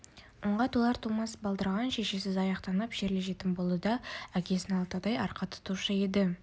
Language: Kazakh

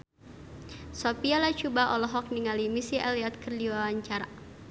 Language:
Sundanese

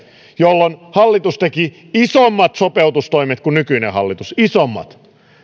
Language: Finnish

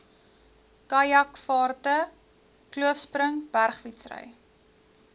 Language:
Afrikaans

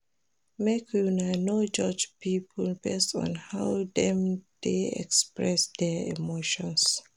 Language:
Nigerian Pidgin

